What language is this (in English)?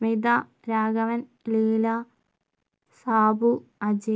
Malayalam